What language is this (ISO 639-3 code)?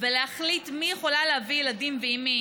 heb